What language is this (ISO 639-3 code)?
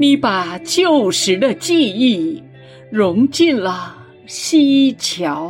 zho